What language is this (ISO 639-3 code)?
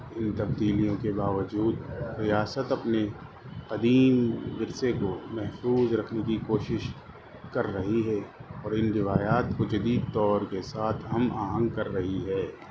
urd